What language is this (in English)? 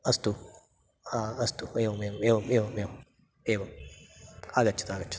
Sanskrit